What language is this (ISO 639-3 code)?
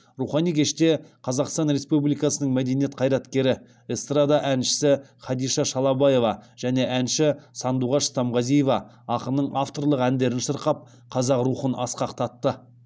kaz